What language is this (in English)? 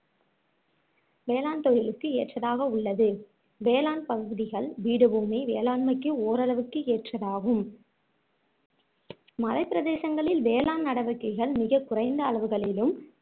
Tamil